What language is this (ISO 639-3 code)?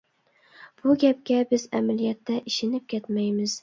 uig